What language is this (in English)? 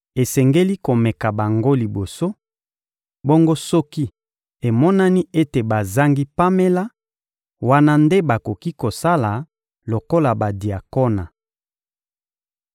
Lingala